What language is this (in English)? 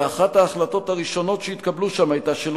Hebrew